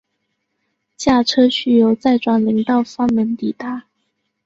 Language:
Chinese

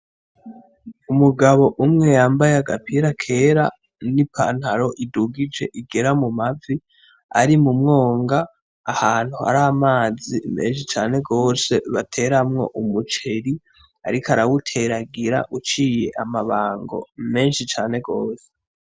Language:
Rundi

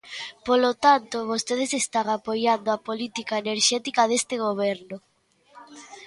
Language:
Galician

